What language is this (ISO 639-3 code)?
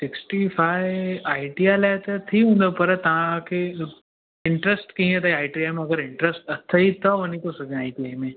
snd